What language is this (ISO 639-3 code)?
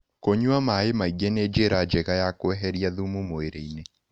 kik